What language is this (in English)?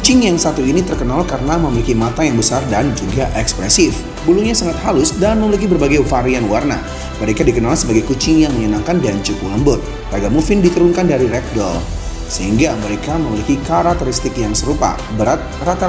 Indonesian